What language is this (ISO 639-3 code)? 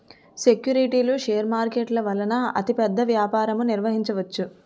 tel